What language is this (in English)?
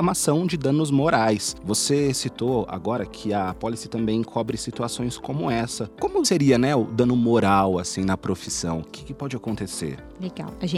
Portuguese